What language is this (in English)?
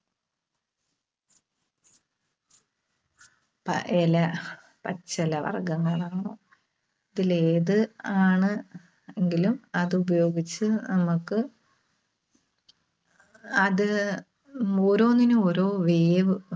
Malayalam